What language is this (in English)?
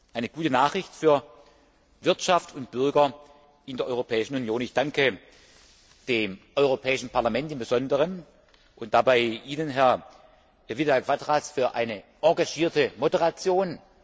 German